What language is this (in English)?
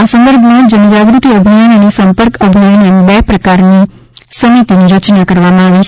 Gujarati